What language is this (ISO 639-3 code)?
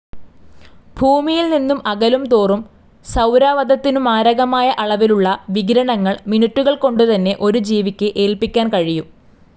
mal